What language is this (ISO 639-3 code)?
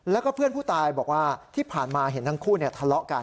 tha